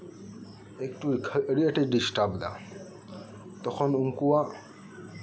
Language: Santali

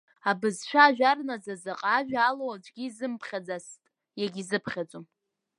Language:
Abkhazian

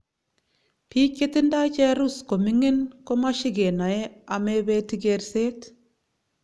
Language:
Kalenjin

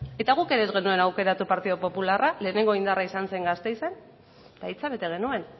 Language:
Basque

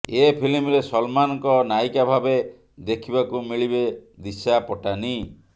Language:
Odia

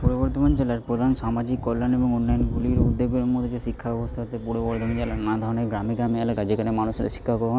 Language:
Bangla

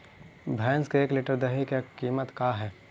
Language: Magahi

